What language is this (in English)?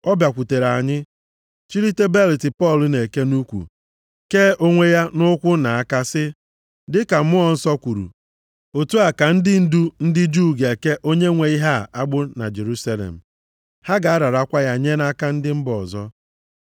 Igbo